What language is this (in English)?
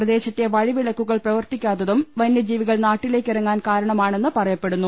Malayalam